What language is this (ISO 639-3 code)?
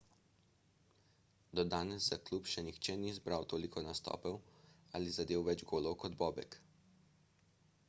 slv